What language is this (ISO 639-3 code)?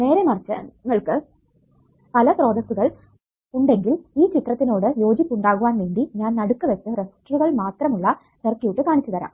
mal